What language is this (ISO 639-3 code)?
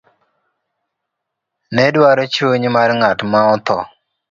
luo